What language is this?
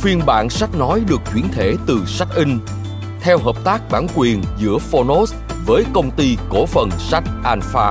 Vietnamese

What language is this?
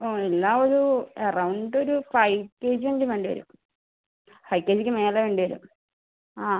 Malayalam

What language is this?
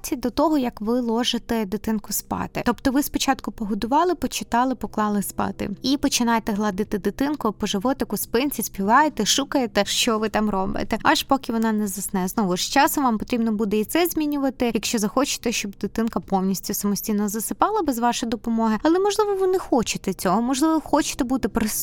Ukrainian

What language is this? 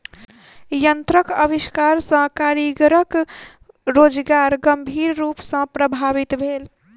Maithili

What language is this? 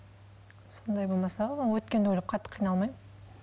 Kazakh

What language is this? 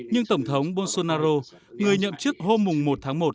Vietnamese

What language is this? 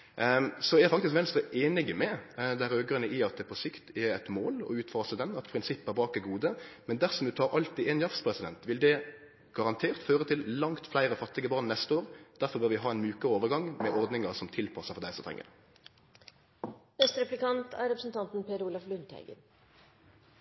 Norwegian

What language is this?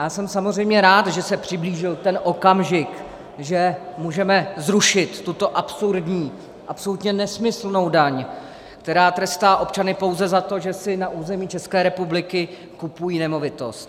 Czech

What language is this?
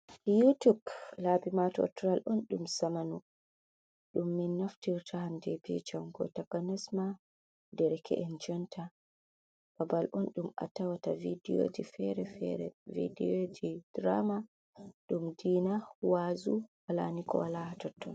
Fula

